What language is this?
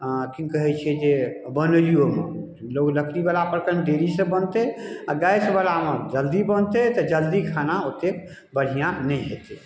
Maithili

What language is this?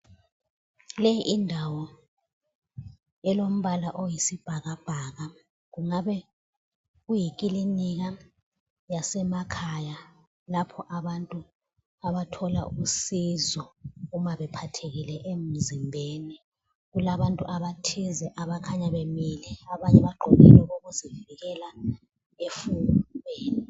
North Ndebele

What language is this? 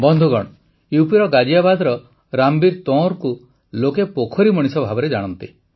Odia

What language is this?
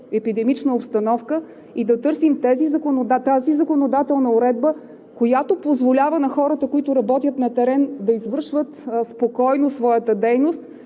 Bulgarian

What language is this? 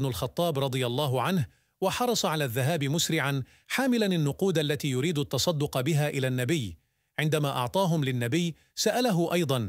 Arabic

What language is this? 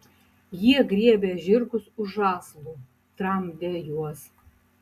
Lithuanian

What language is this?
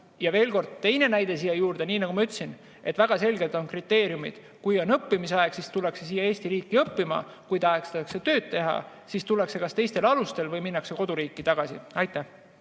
Estonian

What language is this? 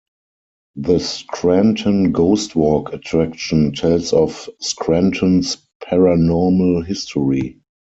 English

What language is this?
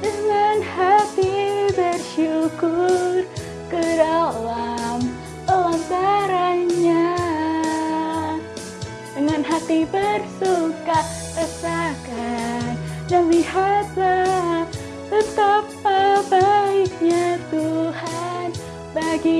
Indonesian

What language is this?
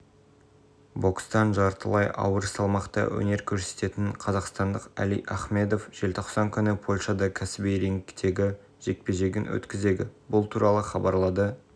Kazakh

